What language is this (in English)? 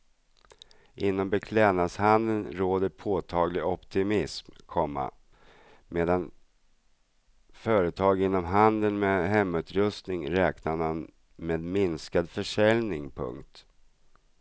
Swedish